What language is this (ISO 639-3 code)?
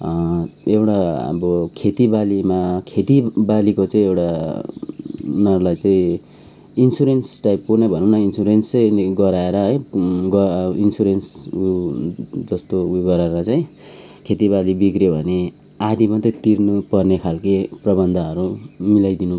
nep